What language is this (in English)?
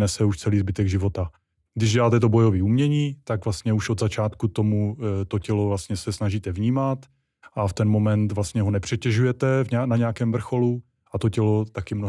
Czech